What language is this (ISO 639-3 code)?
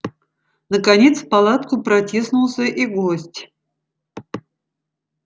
rus